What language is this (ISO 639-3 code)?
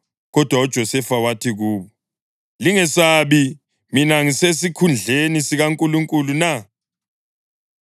nde